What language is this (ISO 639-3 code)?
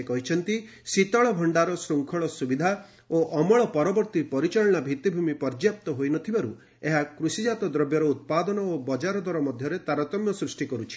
ori